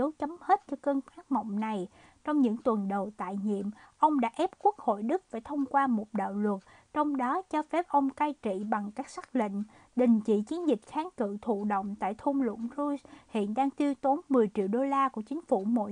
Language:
Vietnamese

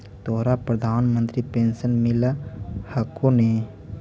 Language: Magahi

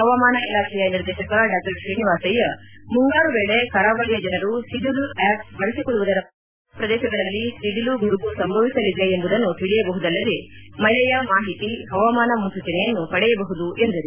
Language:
Kannada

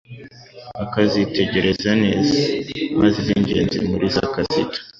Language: Kinyarwanda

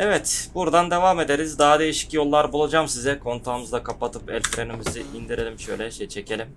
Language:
Turkish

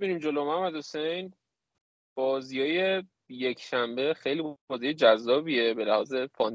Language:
Persian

